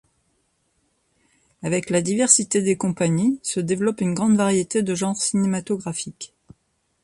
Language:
French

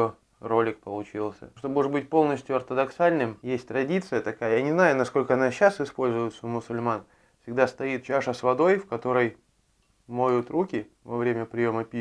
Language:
Russian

